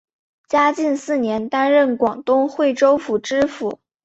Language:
Chinese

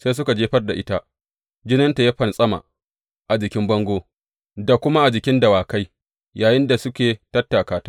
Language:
Hausa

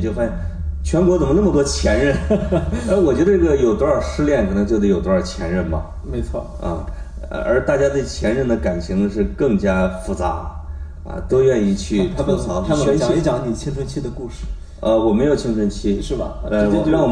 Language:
Chinese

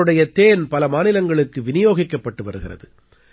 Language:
Tamil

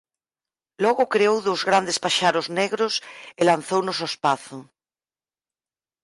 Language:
Galician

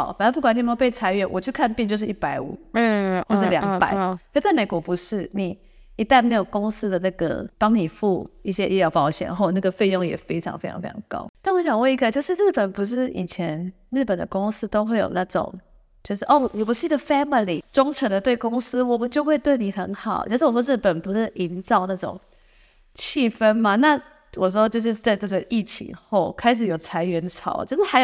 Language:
Chinese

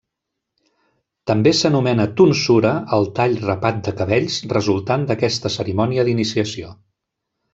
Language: Catalan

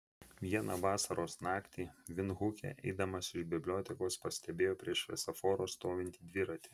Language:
Lithuanian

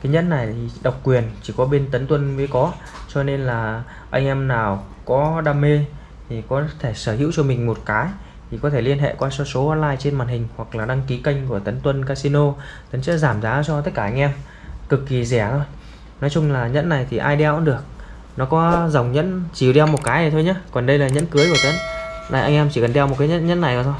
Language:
Vietnamese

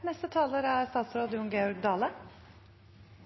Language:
Norwegian Nynorsk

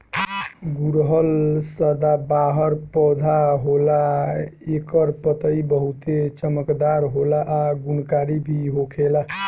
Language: Bhojpuri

